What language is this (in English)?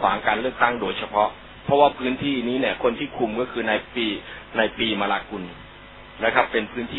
Thai